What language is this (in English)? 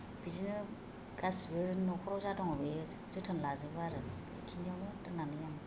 Bodo